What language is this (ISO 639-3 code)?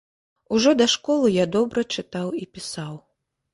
bel